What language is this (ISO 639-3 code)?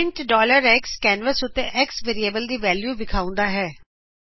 pan